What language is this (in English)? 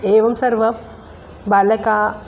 Sanskrit